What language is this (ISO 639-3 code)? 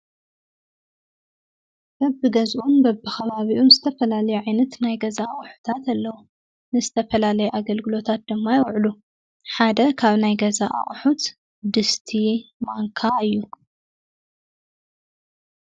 tir